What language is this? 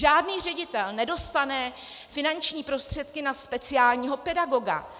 Czech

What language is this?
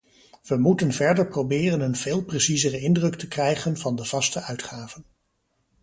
Dutch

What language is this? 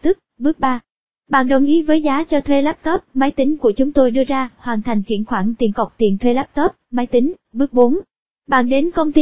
Vietnamese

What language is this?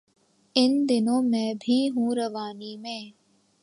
Urdu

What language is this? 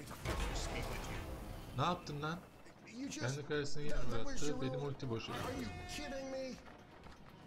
Turkish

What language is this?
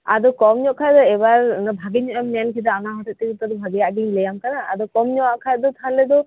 Santali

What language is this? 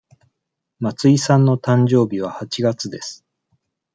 Japanese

